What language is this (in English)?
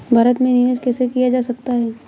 Hindi